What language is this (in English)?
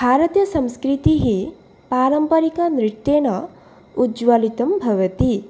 Sanskrit